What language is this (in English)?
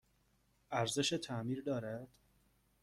Persian